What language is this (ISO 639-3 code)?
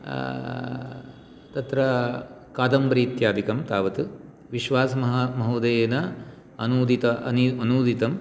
san